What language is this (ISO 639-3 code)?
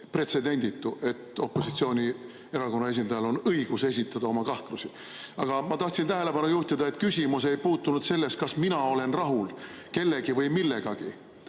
est